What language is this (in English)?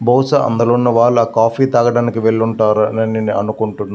Telugu